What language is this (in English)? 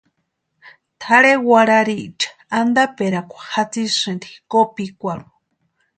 Western Highland Purepecha